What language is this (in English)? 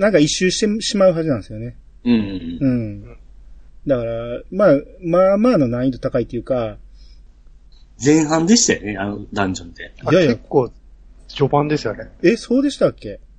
Japanese